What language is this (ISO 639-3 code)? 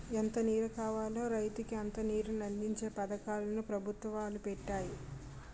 tel